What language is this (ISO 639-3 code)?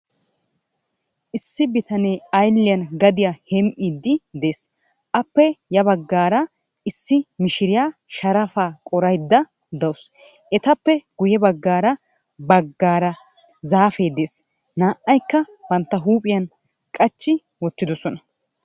wal